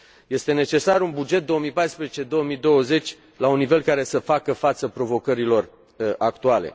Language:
Romanian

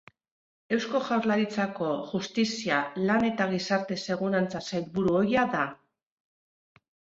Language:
Basque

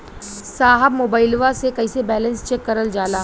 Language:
Bhojpuri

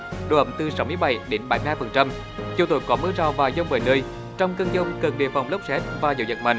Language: Vietnamese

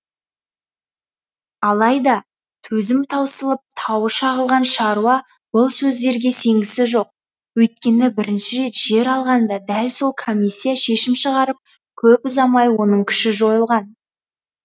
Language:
Kazakh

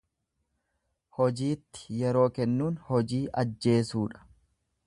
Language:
Oromo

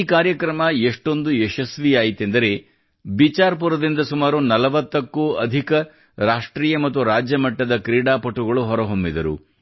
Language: Kannada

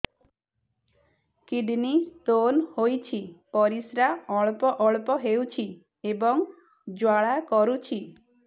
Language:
Odia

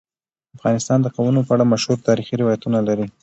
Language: Pashto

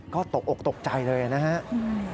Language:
Thai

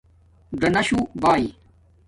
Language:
Domaaki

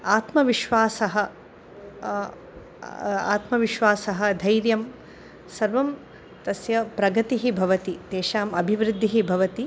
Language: Sanskrit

